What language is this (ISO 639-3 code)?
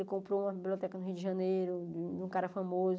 por